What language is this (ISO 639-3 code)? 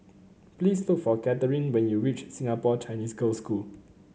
eng